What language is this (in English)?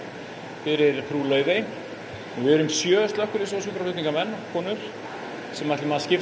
Icelandic